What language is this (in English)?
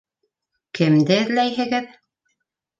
Bashkir